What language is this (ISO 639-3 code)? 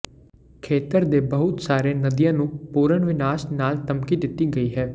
pan